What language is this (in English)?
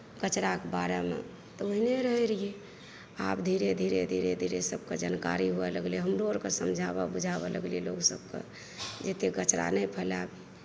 Maithili